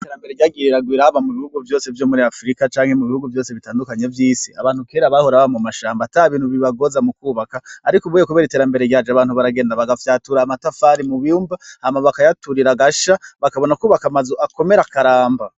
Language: Rundi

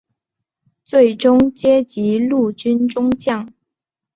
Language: Chinese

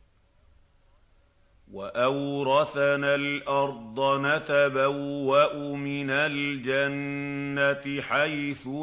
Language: Arabic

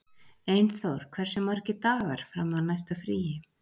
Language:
Icelandic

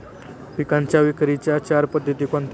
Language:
Marathi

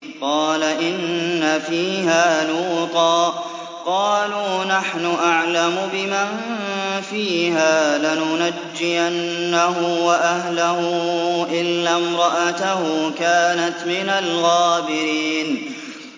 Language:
Arabic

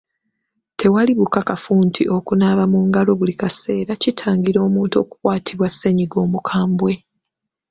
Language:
Ganda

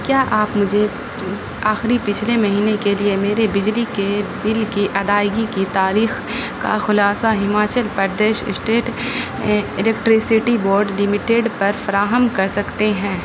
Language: Urdu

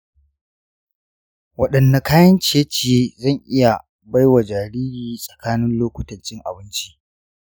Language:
Hausa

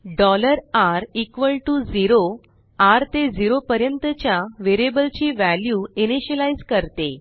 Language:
Marathi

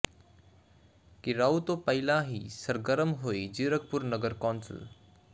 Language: Punjabi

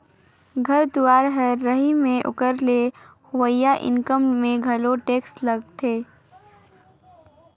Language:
Chhattisgarhi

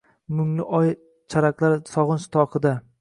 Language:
Uzbek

